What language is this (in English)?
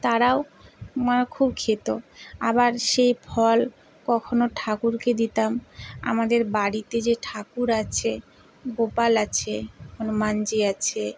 Bangla